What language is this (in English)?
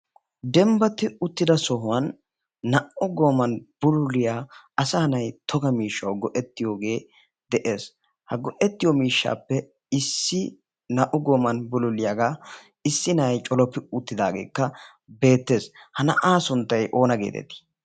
Wolaytta